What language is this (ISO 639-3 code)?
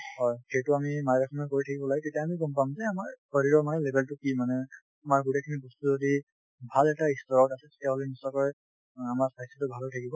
asm